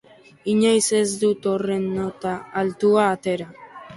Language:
Basque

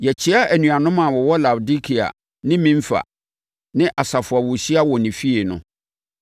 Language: Akan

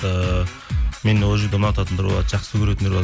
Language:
Kazakh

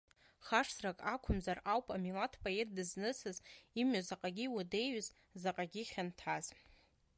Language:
Abkhazian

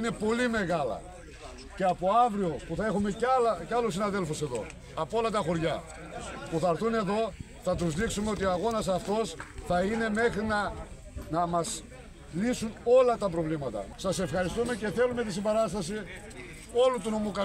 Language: Greek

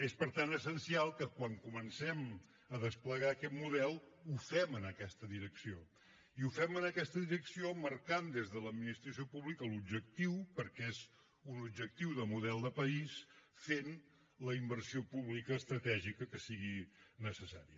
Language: Catalan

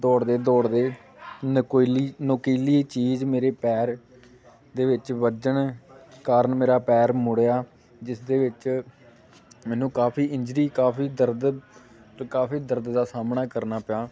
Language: Punjabi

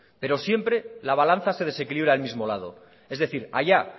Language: Spanish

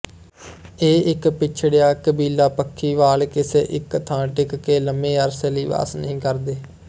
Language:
Punjabi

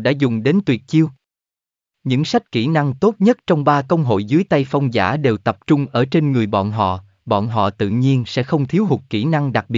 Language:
Vietnamese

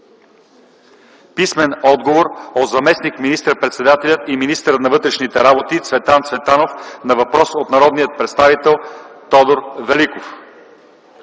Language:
Bulgarian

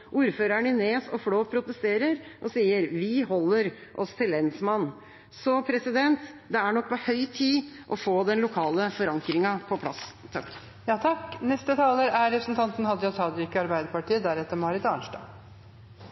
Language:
Norwegian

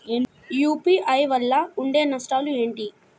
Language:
Telugu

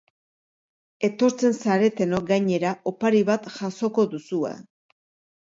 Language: Basque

